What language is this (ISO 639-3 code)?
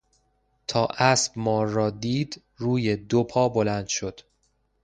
fas